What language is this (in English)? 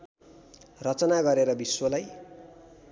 Nepali